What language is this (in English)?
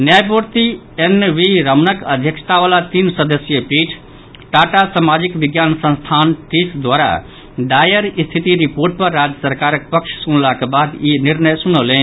Maithili